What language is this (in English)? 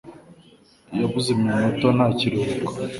Kinyarwanda